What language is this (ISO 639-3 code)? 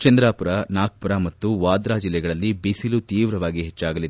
kan